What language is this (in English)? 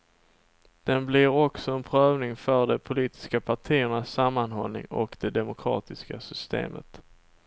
Swedish